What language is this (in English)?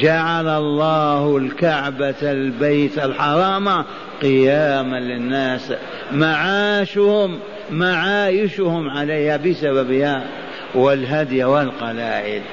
Arabic